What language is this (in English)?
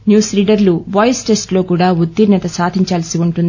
Telugu